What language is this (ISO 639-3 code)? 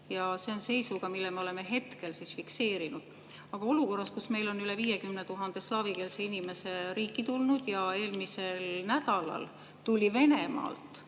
est